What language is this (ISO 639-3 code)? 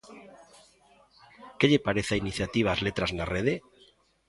glg